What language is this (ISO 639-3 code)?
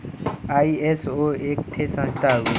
bho